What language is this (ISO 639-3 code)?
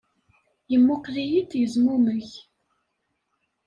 kab